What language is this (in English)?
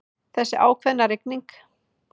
Icelandic